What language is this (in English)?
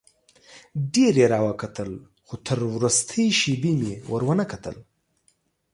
Pashto